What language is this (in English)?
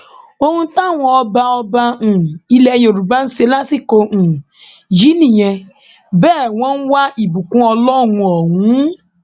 Yoruba